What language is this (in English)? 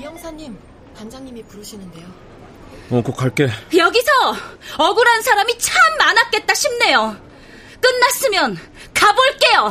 Korean